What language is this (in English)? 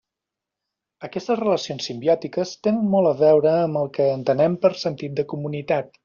Catalan